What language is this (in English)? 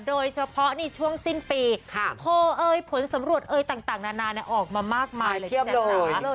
Thai